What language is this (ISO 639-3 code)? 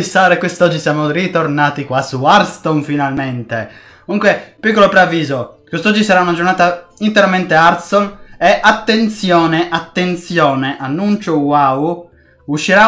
ita